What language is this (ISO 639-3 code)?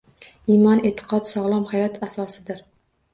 uzb